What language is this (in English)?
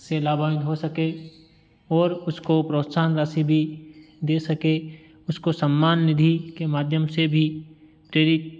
Hindi